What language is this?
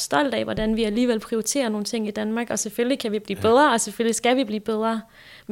Danish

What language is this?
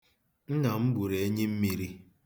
Igbo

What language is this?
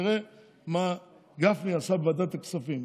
Hebrew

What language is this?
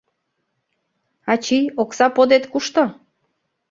Mari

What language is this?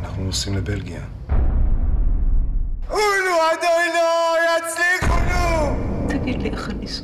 Hebrew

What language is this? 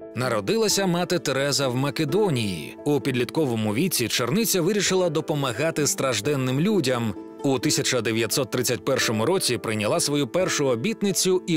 Ukrainian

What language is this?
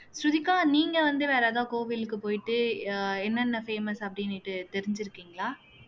Tamil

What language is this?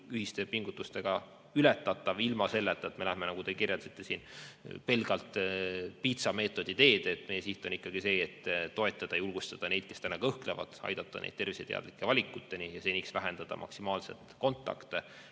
Estonian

